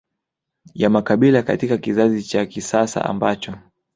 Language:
Swahili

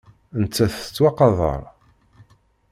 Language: Kabyle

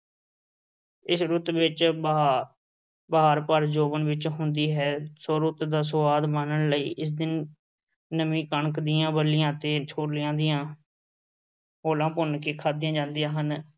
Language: Punjabi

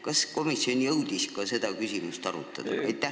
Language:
Estonian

